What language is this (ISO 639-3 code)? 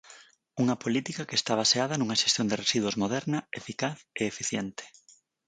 glg